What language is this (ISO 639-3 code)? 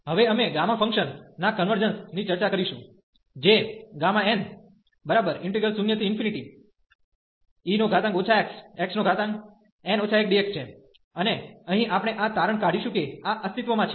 guj